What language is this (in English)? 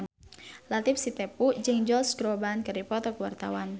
Sundanese